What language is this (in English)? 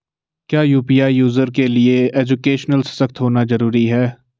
Hindi